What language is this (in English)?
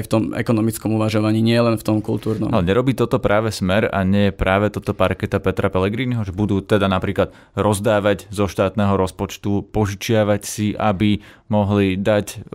Slovak